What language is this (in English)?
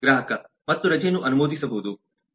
Kannada